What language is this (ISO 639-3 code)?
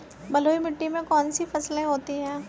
hin